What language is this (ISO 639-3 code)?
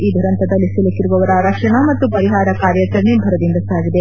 kan